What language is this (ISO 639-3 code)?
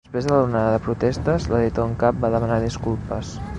cat